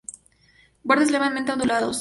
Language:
Spanish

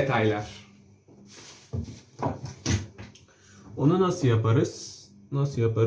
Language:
Turkish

